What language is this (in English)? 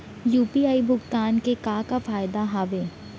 Chhattisgarhi